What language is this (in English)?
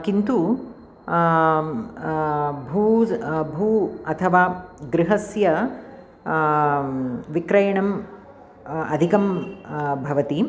Sanskrit